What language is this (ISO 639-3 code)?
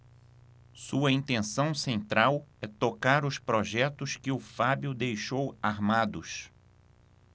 por